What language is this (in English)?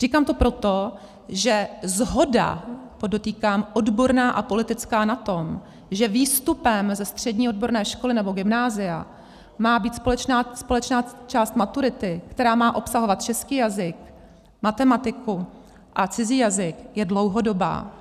Czech